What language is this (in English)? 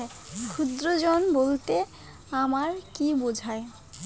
Bangla